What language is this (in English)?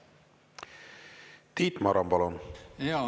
Estonian